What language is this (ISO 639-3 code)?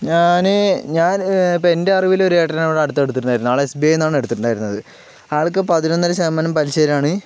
mal